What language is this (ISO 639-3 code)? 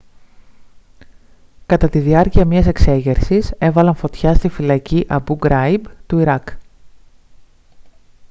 ell